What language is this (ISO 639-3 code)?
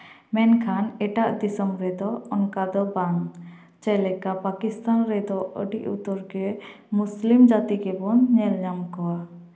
sat